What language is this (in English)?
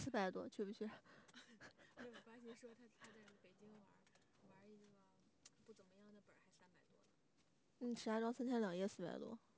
Chinese